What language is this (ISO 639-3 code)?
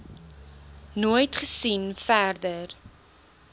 afr